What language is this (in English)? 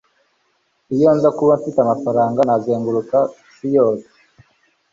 Kinyarwanda